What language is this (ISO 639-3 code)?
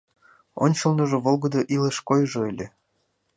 chm